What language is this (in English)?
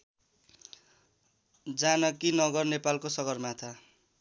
Nepali